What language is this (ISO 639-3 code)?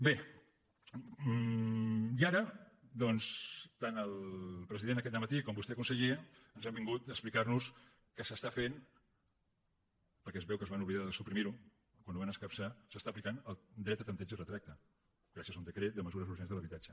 cat